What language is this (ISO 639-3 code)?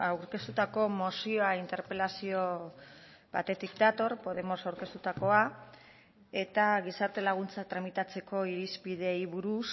eus